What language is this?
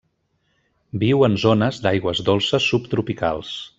Catalan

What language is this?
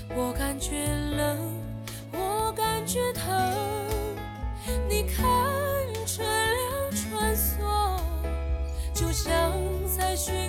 Chinese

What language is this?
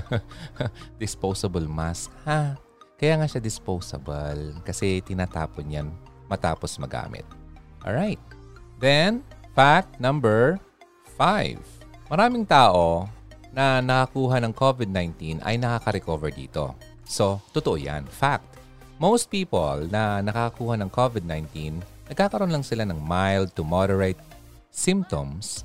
Filipino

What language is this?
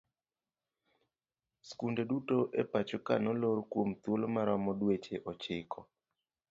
Luo (Kenya and Tanzania)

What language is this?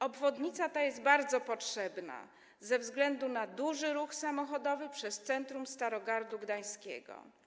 Polish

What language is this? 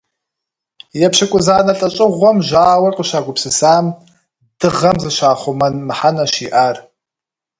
Kabardian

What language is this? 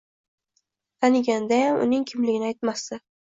Uzbek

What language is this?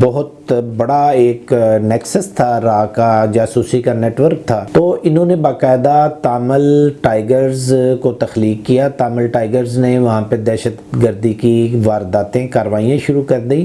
Urdu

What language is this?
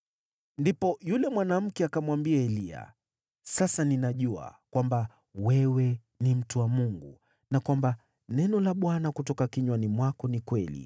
Swahili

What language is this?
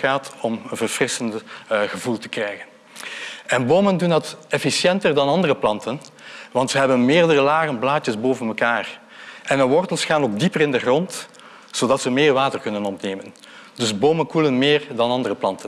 Dutch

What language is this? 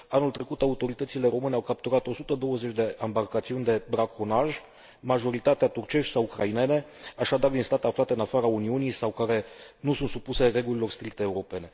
Romanian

